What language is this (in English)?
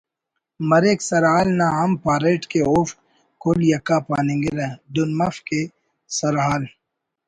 Brahui